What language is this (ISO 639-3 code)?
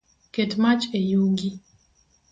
luo